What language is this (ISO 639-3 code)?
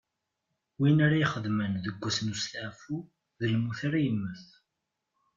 kab